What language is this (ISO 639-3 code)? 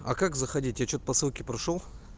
rus